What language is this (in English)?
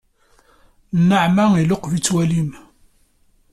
Kabyle